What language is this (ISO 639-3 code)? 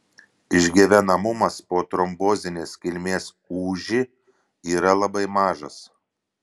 lit